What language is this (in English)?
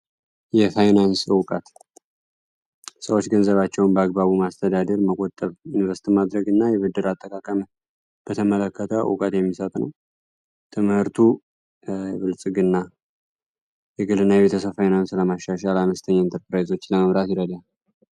Amharic